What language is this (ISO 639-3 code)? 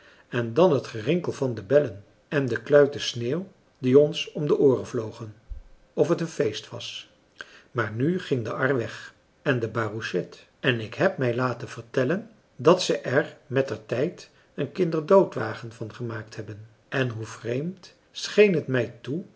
nld